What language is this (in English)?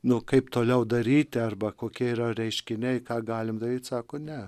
Lithuanian